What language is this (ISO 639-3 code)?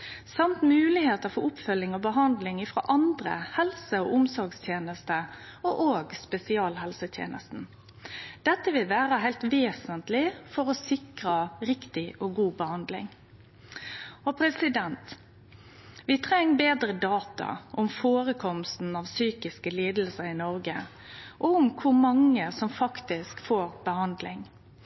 nno